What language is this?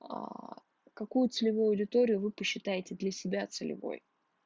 Russian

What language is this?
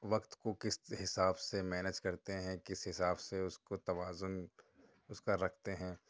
Urdu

